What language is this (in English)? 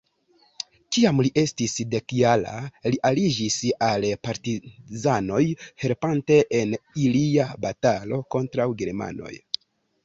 Esperanto